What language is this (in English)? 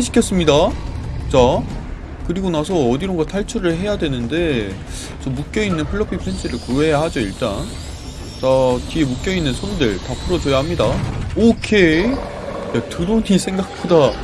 Korean